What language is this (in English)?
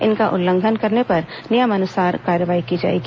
Hindi